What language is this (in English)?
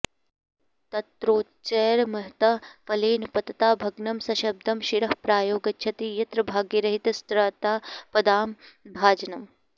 Sanskrit